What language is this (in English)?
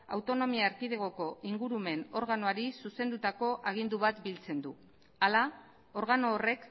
Basque